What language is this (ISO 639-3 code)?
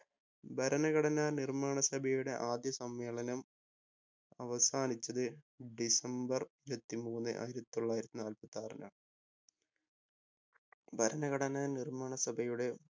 mal